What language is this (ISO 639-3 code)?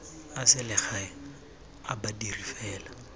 tsn